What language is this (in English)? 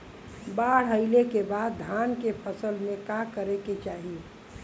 Bhojpuri